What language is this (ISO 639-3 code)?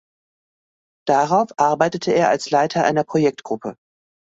deu